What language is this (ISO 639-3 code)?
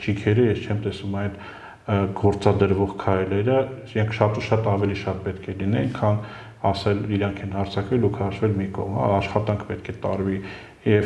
nld